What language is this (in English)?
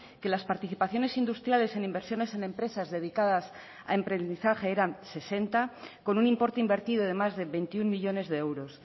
Spanish